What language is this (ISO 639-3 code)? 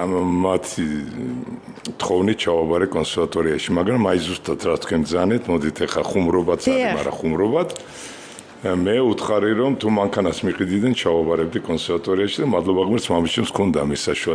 ron